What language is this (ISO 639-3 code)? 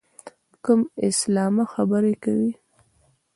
pus